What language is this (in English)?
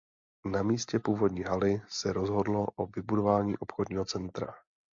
Czech